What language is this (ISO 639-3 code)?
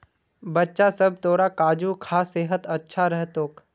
mag